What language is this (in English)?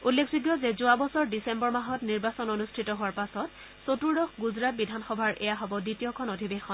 Assamese